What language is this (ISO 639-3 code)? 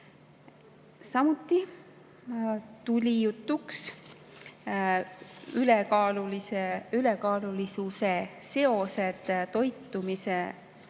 est